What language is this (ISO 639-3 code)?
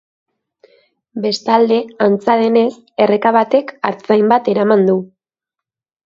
eus